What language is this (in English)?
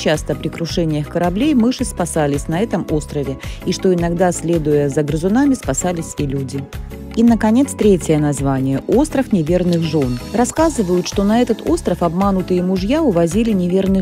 Russian